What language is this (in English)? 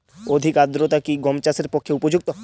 Bangla